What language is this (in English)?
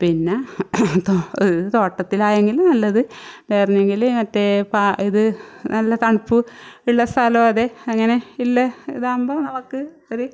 Malayalam